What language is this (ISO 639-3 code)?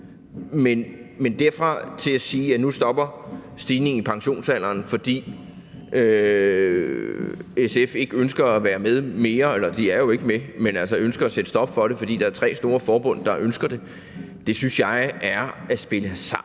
dan